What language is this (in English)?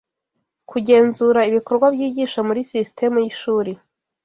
Kinyarwanda